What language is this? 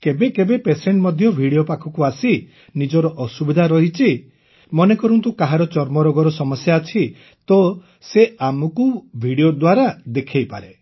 Odia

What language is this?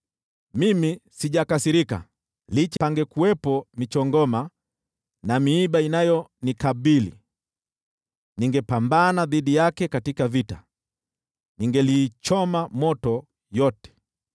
Swahili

